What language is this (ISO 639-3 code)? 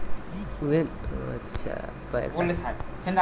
bho